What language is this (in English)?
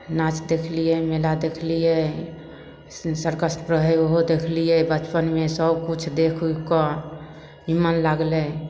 Maithili